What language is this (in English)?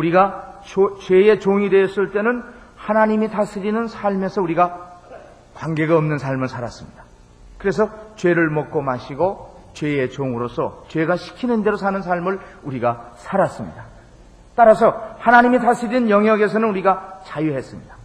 Korean